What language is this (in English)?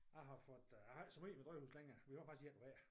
Danish